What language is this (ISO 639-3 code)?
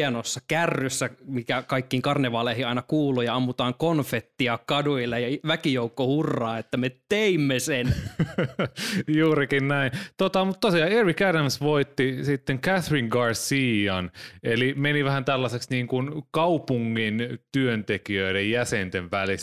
fin